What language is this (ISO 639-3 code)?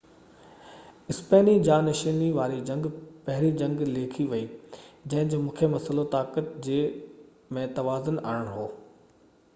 snd